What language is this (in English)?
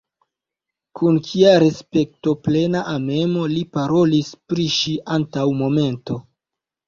Esperanto